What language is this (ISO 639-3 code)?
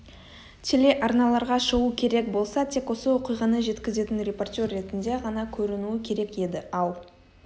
kaz